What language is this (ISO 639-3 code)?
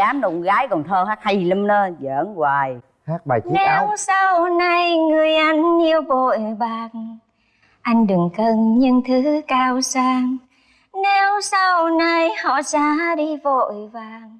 vie